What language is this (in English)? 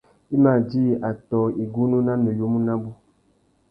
Tuki